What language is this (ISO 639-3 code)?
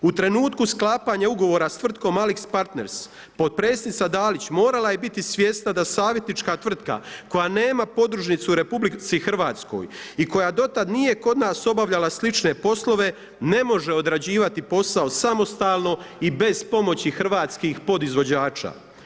hrv